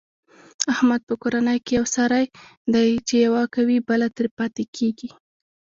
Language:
Pashto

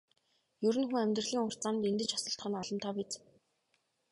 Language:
Mongolian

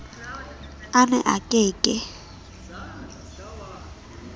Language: Southern Sotho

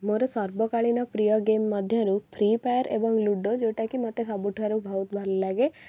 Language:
Odia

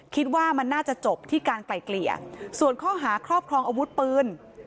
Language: Thai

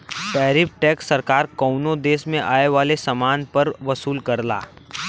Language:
Bhojpuri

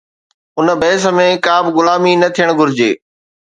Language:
Sindhi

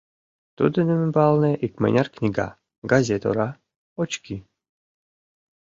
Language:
Mari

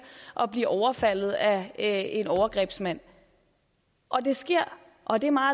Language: Danish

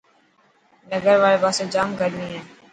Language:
Dhatki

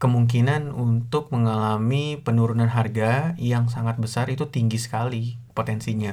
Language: Indonesian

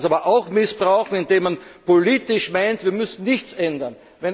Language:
German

